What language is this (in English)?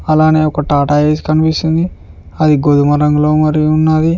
Telugu